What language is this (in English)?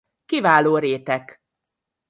Hungarian